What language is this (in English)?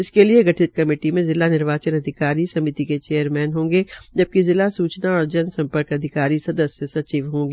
Hindi